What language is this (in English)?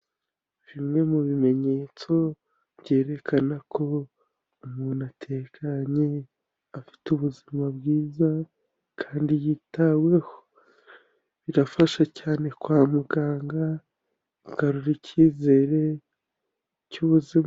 Kinyarwanda